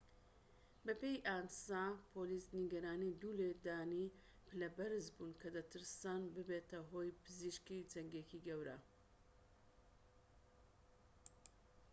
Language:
Central Kurdish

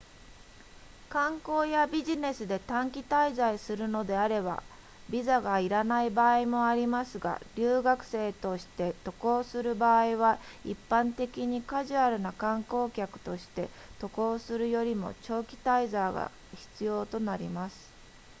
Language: Japanese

